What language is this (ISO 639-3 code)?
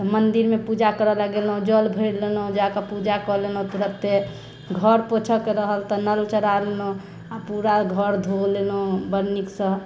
mai